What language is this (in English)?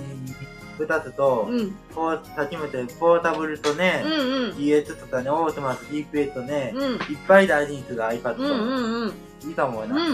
Japanese